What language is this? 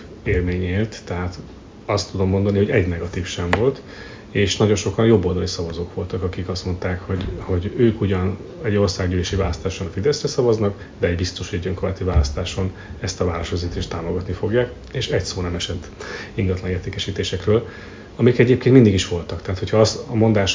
Hungarian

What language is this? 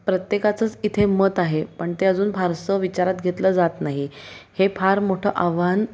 Marathi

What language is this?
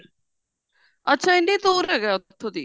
Punjabi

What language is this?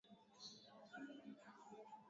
Swahili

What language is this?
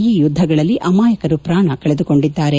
Kannada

